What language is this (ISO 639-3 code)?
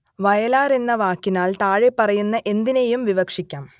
mal